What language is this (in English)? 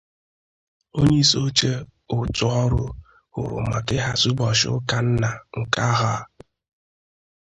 Igbo